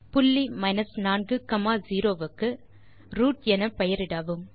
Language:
Tamil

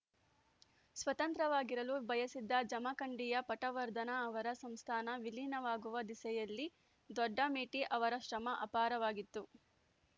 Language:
Kannada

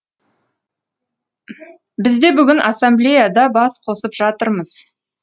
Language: Kazakh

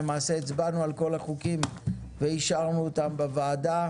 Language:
Hebrew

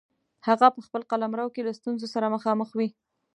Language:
Pashto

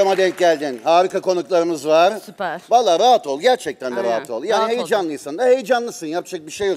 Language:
Turkish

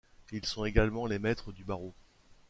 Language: French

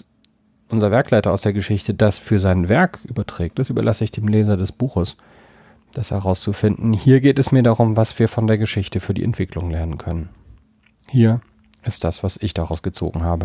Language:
German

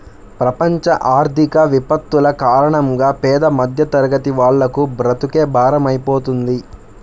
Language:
Telugu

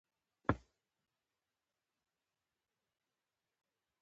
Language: Pashto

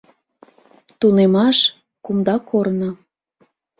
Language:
Mari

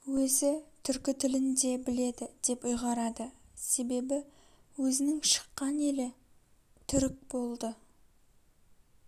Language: Kazakh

